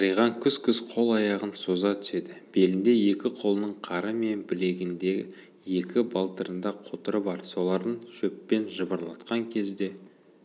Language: Kazakh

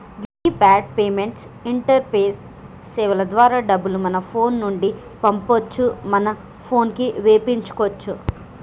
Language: Telugu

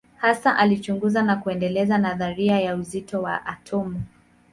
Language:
Swahili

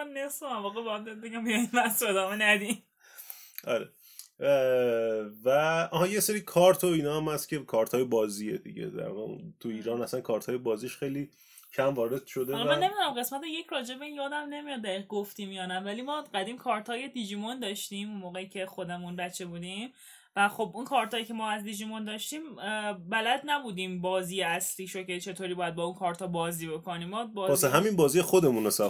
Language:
Persian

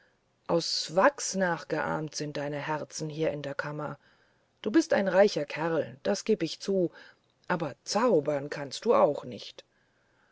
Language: German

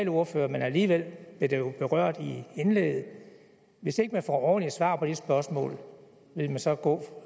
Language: Danish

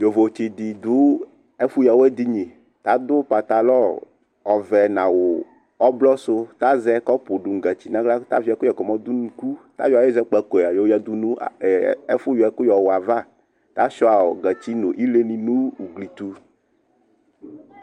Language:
Ikposo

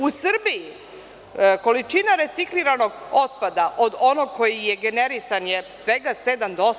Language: Serbian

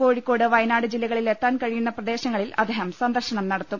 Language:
Malayalam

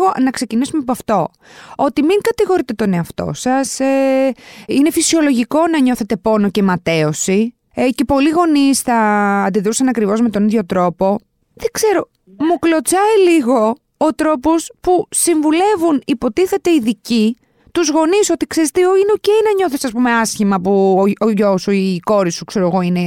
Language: Greek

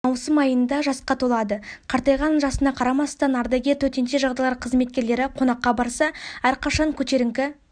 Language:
Kazakh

